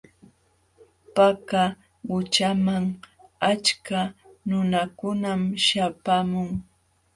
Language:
Jauja Wanca Quechua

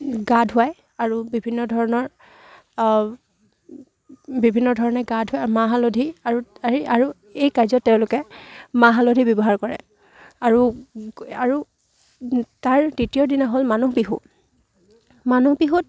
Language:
Assamese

